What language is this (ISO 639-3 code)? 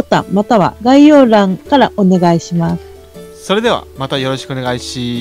jpn